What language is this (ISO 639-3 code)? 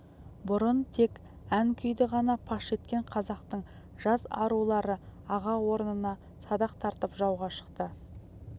kaz